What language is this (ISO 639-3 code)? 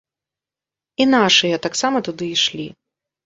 bel